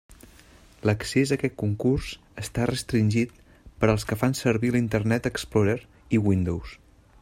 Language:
Catalan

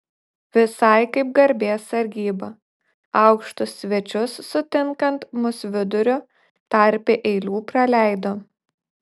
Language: Lithuanian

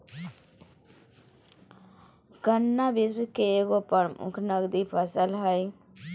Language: Magahi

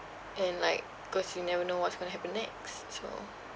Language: English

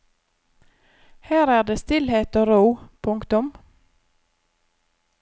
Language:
Norwegian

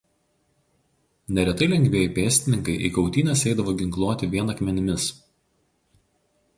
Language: Lithuanian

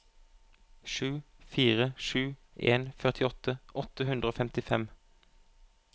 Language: Norwegian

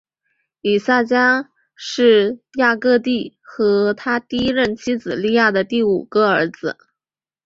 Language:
Chinese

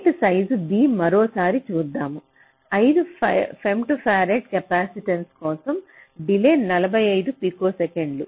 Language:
Telugu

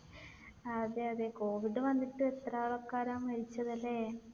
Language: Malayalam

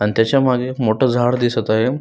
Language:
Marathi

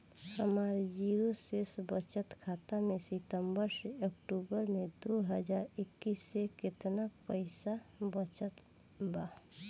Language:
Bhojpuri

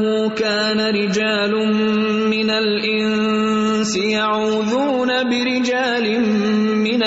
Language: Urdu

